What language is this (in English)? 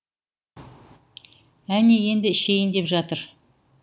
Kazakh